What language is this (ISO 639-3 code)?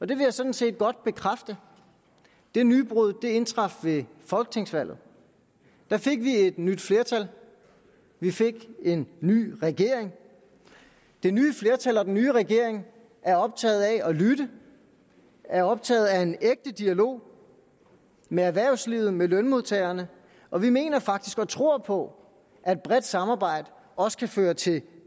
dan